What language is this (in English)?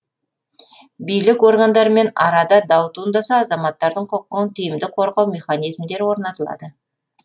Kazakh